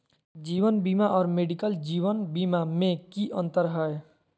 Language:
Magahi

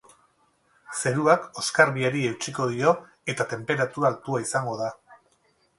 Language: Basque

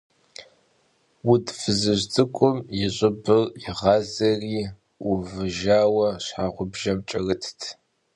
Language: Kabardian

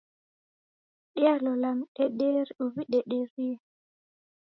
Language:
Taita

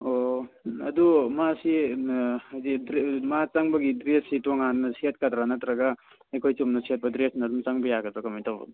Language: Manipuri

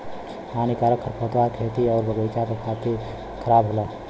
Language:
Bhojpuri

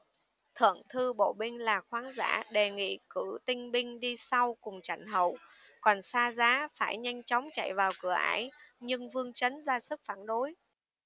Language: Vietnamese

